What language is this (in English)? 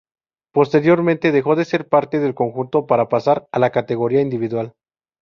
Spanish